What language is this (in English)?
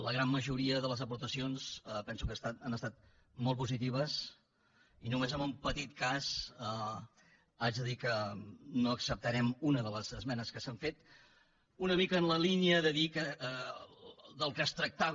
Catalan